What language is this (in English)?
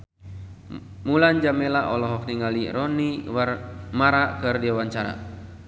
Sundanese